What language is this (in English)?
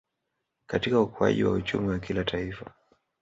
Swahili